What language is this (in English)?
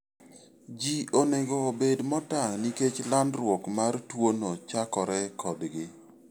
Luo (Kenya and Tanzania)